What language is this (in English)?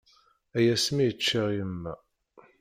Kabyle